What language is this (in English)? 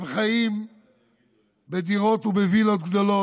Hebrew